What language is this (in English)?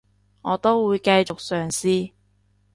Cantonese